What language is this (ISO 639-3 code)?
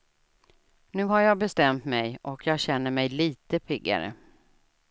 swe